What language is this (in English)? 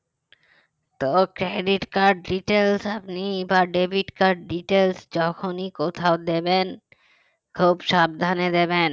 Bangla